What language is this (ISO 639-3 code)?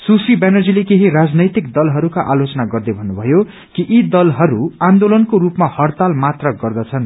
nep